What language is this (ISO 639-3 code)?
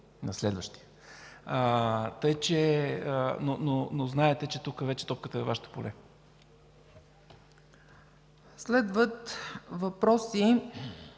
bul